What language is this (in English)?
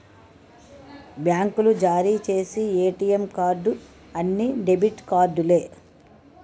Telugu